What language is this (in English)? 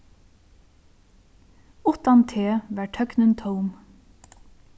Faroese